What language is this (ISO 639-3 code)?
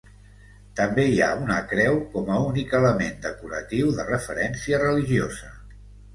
cat